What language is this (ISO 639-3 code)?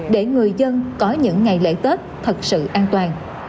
vie